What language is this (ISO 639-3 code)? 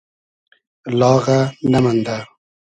haz